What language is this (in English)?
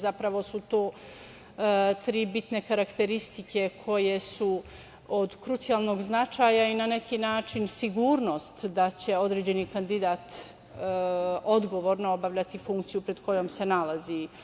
Serbian